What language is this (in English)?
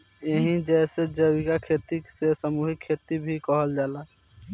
Bhojpuri